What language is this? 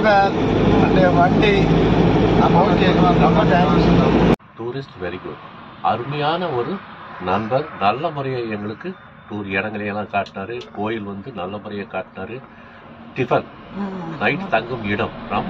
Arabic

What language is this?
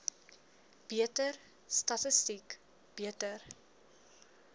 Afrikaans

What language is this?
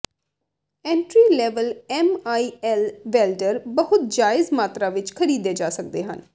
Punjabi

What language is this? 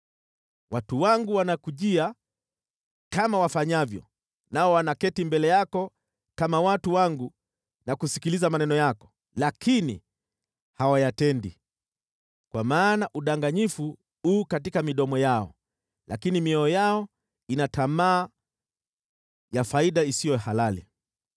Swahili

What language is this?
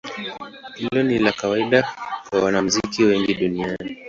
Swahili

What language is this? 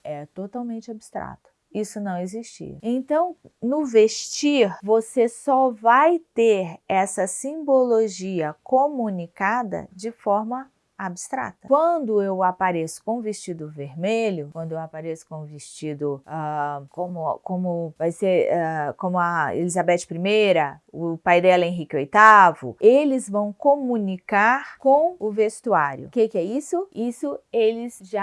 Portuguese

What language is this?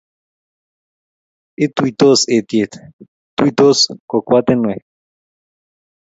Kalenjin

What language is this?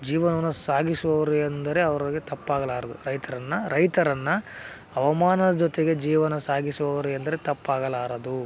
Kannada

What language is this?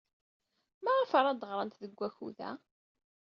Kabyle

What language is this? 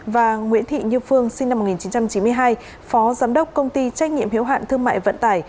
Vietnamese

